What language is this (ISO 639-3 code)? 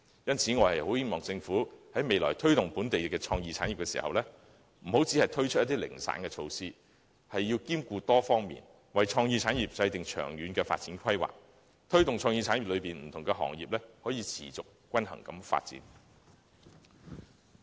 yue